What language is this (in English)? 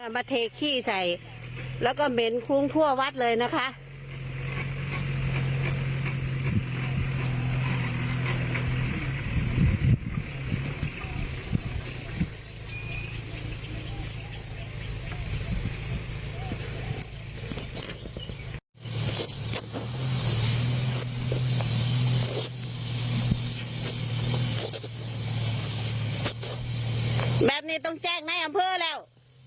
Thai